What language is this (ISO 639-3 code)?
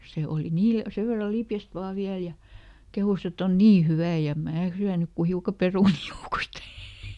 fin